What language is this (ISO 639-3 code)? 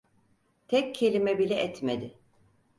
tur